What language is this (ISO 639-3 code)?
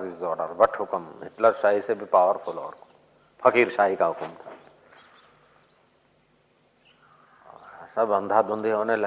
hin